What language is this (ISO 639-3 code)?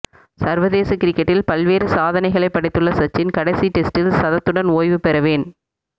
tam